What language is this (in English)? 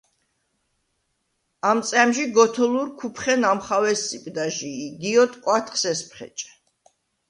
Svan